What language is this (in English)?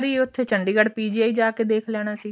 Punjabi